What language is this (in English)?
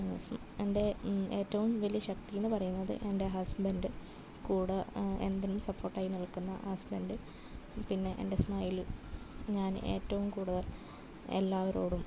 Malayalam